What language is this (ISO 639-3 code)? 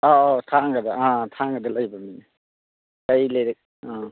mni